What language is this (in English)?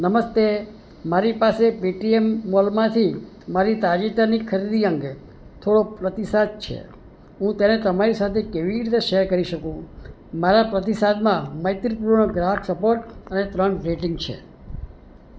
Gujarati